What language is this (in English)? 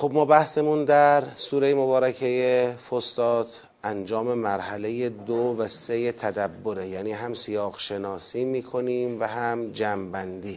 Persian